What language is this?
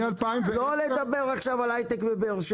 Hebrew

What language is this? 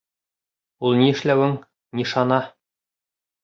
Bashkir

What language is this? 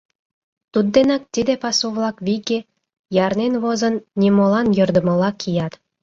Mari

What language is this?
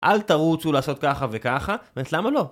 Hebrew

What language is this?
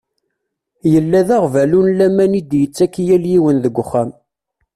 Kabyle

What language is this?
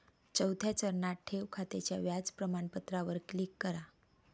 Marathi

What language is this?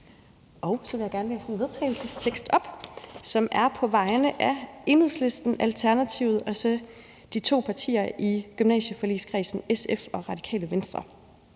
Danish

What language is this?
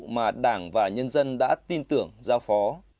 Vietnamese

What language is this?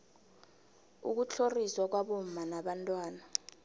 South Ndebele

